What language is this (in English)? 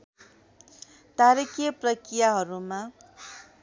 Nepali